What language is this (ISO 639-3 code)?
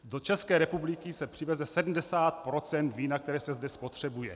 ces